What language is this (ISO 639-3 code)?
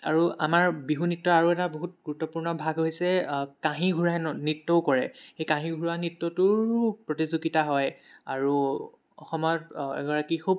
asm